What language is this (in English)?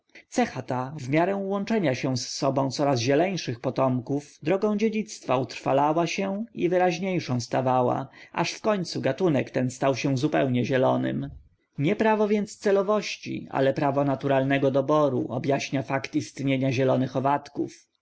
Polish